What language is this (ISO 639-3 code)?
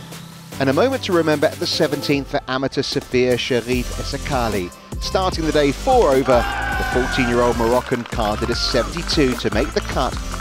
eng